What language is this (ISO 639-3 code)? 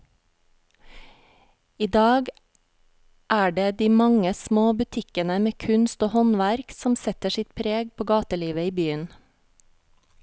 nor